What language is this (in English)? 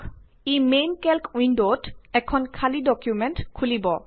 Assamese